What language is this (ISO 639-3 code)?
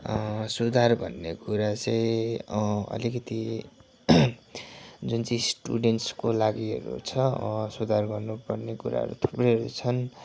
nep